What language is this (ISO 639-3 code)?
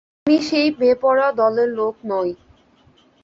ben